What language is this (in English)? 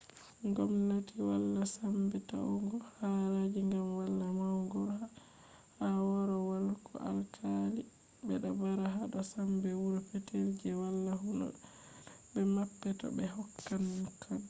Fula